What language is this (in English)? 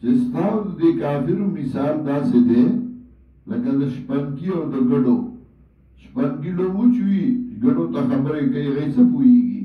Arabic